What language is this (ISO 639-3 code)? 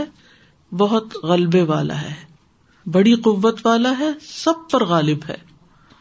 urd